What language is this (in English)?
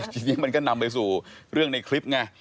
Thai